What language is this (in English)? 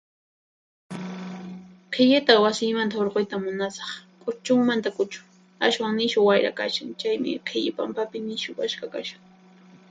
Puno Quechua